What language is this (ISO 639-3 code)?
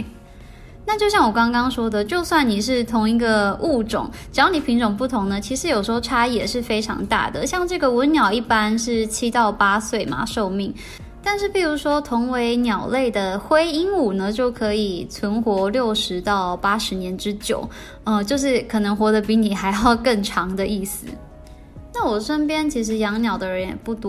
zho